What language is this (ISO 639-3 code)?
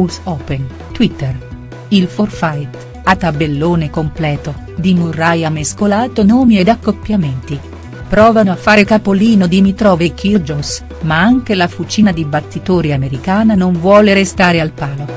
ita